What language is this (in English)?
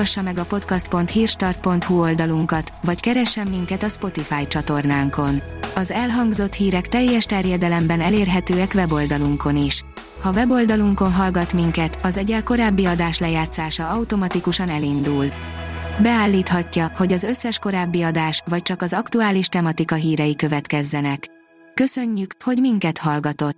Hungarian